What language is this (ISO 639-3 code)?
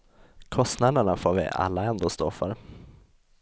swe